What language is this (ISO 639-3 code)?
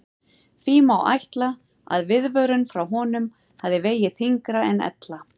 isl